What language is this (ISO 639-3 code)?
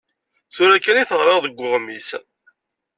kab